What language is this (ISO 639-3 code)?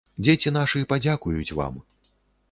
bel